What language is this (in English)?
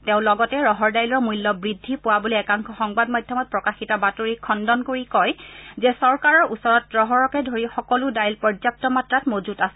Assamese